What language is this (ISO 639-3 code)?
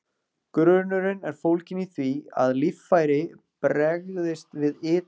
isl